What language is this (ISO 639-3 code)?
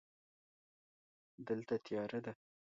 pus